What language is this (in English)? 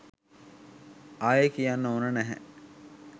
Sinhala